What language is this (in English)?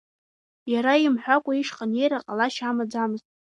Abkhazian